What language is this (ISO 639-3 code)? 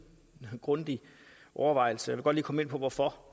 dan